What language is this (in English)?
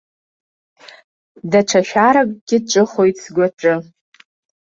Abkhazian